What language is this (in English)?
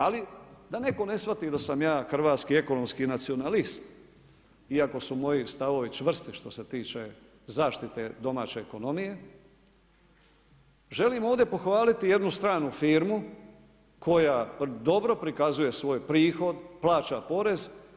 Croatian